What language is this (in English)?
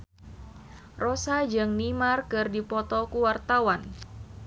Sundanese